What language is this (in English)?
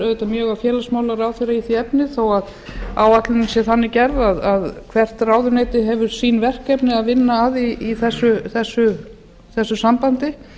Icelandic